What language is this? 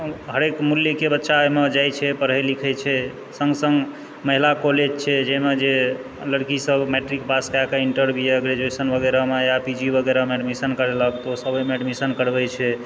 Maithili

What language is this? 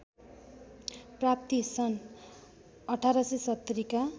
Nepali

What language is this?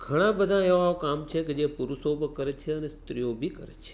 Gujarati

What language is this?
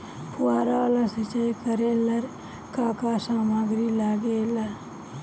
Bhojpuri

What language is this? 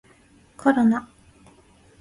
Japanese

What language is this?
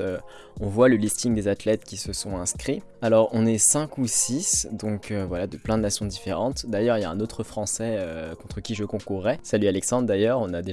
French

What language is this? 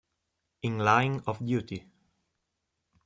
Italian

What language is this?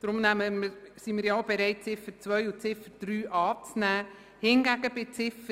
Swiss German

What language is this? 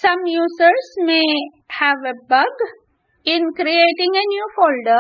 English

